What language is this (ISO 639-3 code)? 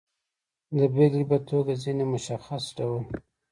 pus